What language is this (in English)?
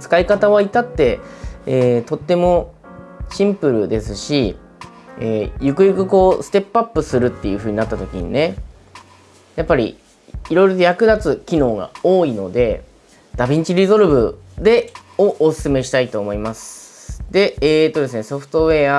Japanese